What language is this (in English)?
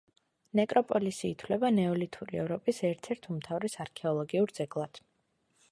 Georgian